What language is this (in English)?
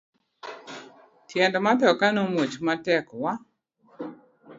Luo (Kenya and Tanzania)